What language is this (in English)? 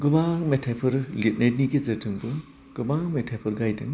Bodo